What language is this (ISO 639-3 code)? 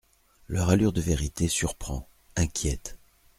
fra